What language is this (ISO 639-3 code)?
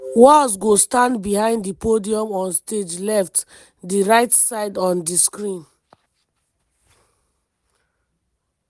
pcm